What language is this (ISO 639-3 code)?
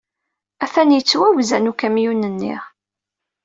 kab